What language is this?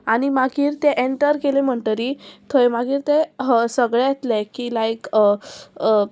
Konkani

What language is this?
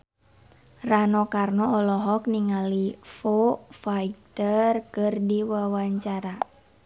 Sundanese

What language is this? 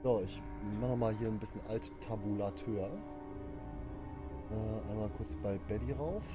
German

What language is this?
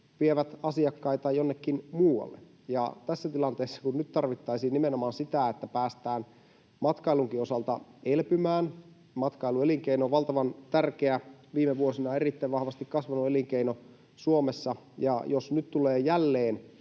Finnish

